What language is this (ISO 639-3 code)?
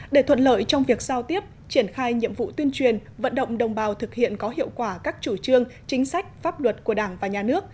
vie